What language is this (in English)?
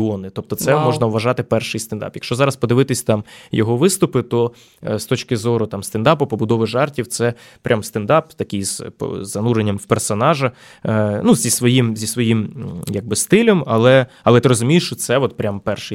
Ukrainian